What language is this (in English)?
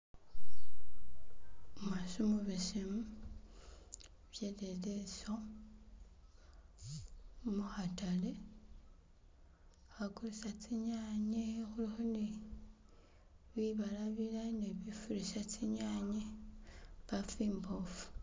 Masaaba